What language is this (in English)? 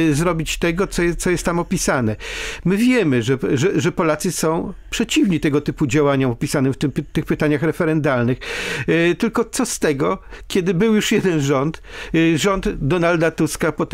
Polish